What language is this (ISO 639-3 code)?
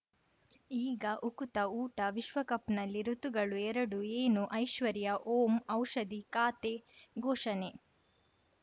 kan